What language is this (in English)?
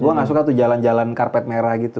Indonesian